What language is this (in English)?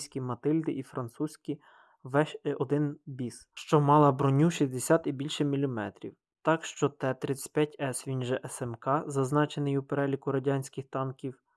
Ukrainian